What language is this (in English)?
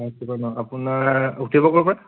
Assamese